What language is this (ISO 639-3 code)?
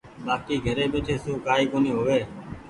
gig